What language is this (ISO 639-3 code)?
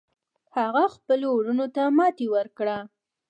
pus